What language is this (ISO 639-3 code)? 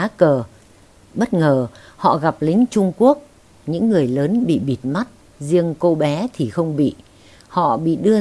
vie